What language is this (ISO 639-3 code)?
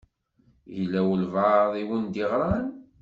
kab